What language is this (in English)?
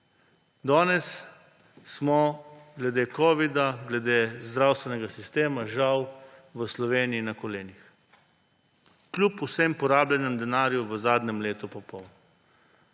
Slovenian